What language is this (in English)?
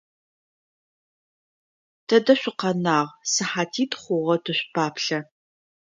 Adyghe